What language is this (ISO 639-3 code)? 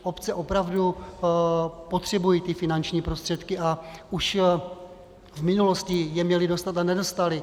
ces